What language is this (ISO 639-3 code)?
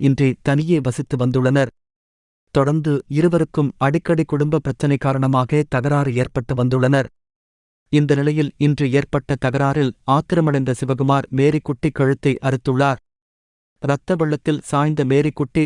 tur